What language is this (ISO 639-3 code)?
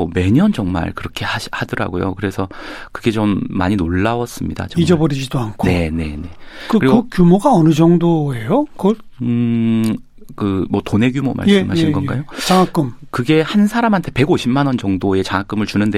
kor